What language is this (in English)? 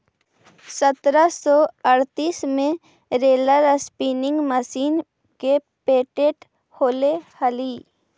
Magahi